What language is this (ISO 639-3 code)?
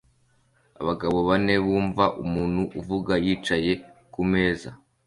kin